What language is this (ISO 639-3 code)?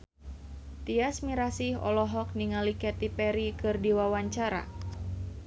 sun